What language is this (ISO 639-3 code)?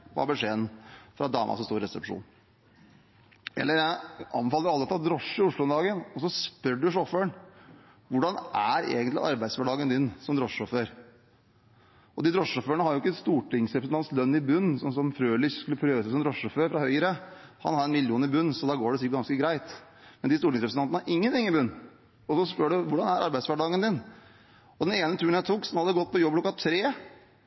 nob